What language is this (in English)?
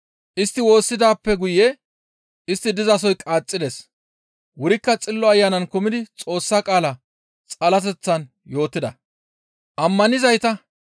Gamo